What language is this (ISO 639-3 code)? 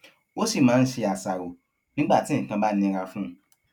yor